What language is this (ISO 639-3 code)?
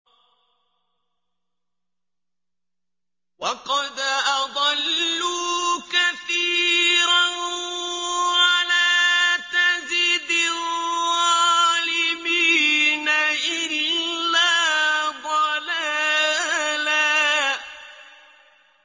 ara